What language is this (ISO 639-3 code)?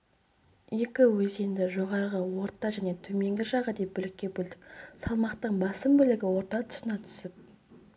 kaz